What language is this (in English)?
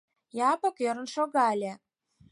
Mari